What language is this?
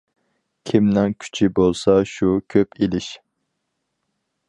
Uyghur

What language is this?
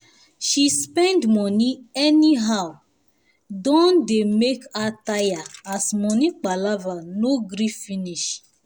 Nigerian Pidgin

